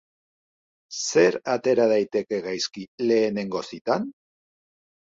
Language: Basque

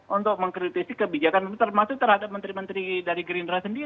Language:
Indonesian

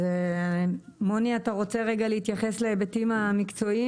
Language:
Hebrew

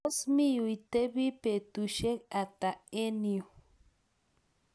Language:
Kalenjin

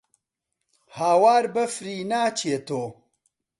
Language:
Central Kurdish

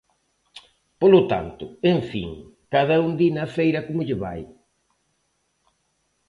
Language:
Galician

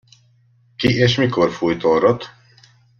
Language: Hungarian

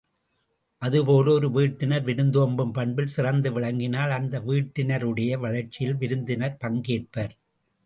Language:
Tamil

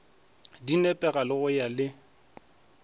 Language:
Northern Sotho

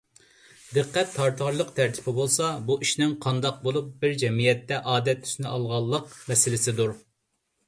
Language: Uyghur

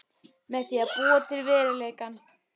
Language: Icelandic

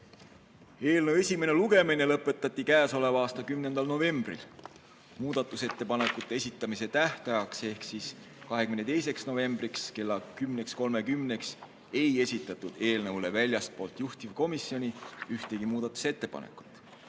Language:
Estonian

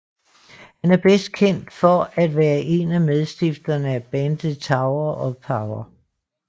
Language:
Danish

